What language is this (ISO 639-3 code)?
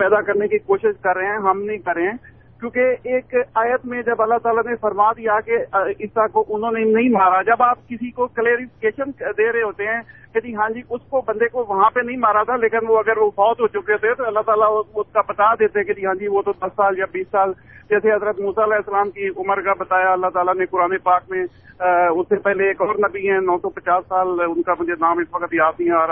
urd